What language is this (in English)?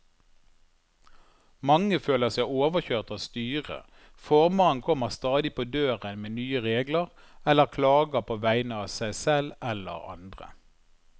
Norwegian